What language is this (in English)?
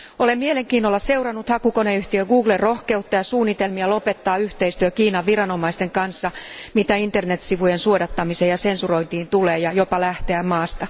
Finnish